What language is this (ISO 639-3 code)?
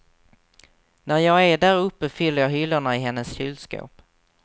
swe